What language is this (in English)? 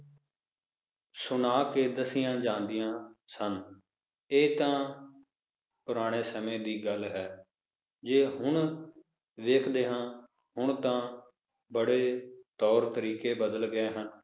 Punjabi